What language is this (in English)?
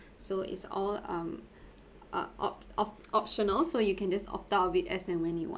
English